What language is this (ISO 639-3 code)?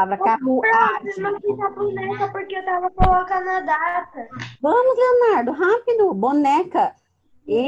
por